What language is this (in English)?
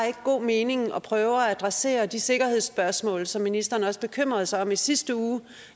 Danish